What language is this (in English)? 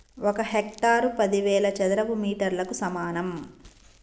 Telugu